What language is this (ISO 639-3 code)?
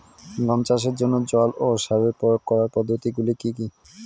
ben